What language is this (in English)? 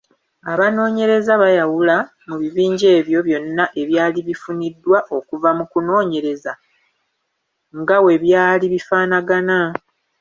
Ganda